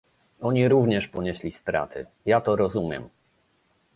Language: Polish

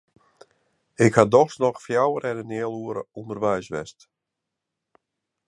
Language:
Western Frisian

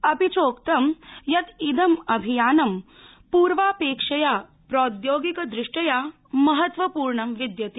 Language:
Sanskrit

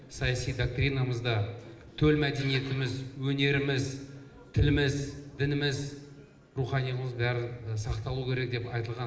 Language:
Kazakh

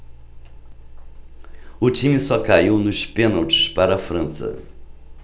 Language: Portuguese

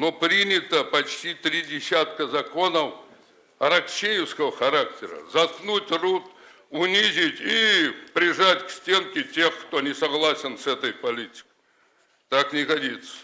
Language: Russian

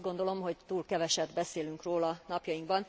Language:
Hungarian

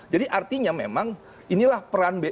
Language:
Indonesian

